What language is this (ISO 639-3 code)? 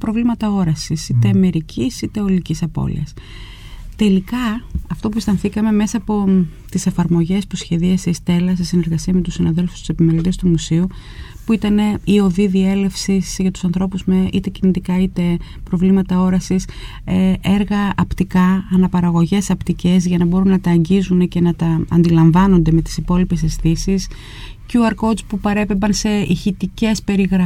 ell